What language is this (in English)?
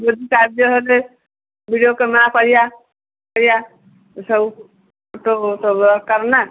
Odia